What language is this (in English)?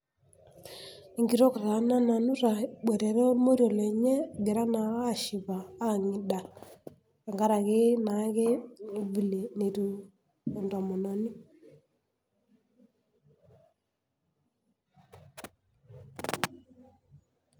Masai